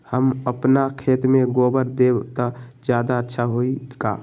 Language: Magahi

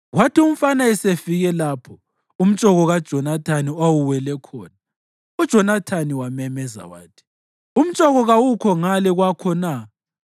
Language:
North Ndebele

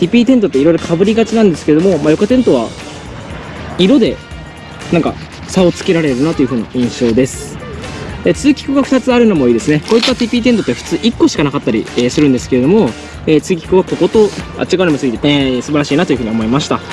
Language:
Japanese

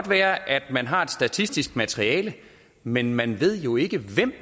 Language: Danish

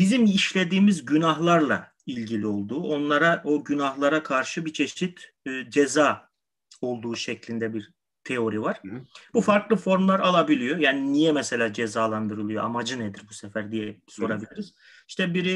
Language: Turkish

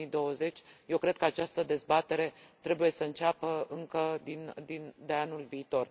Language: Romanian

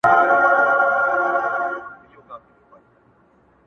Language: Pashto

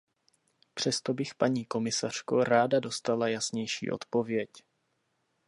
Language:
Czech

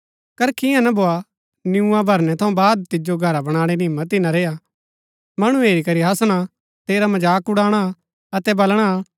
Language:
Gaddi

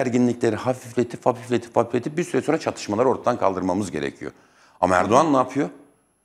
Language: Turkish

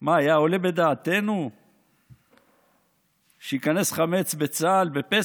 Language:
Hebrew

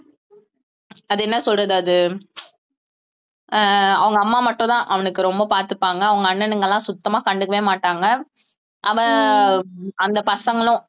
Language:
Tamil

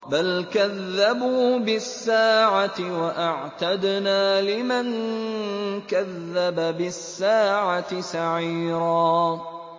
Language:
Arabic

